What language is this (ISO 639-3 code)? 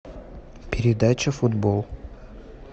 rus